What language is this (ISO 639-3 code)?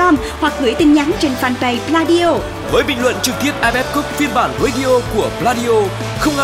vie